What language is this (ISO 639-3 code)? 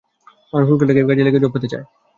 ben